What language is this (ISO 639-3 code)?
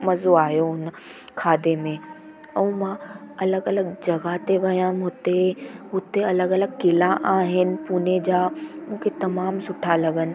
snd